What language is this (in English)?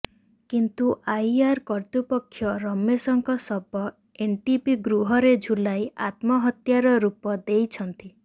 Odia